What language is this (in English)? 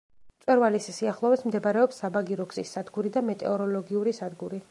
Georgian